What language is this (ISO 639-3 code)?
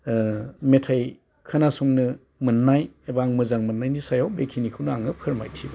brx